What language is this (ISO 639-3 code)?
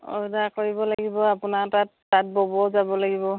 asm